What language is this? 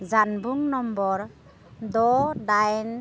Bodo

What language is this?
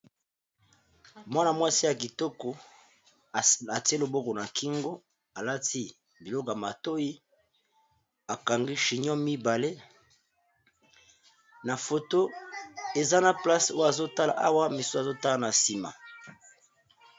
Lingala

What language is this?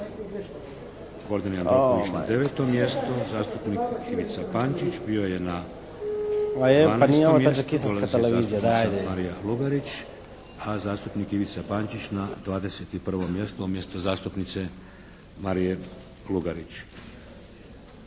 Croatian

